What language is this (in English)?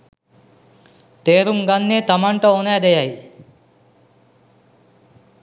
Sinhala